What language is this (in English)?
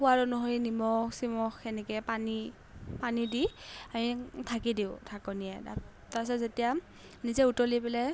Assamese